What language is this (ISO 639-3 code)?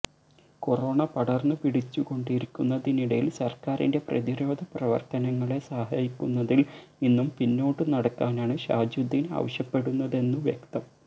mal